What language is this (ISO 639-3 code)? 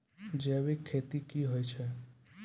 mai